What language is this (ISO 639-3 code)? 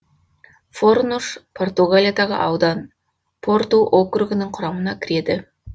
kaz